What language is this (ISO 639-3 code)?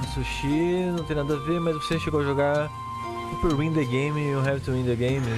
por